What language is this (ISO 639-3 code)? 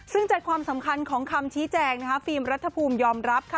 tha